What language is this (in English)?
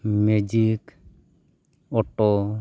Santali